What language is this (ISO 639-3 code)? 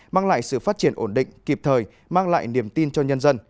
vie